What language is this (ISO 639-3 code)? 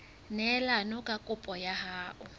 sot